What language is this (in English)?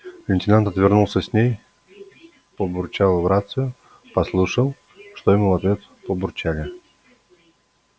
Russian